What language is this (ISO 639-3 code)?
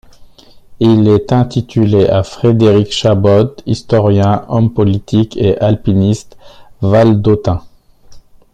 fra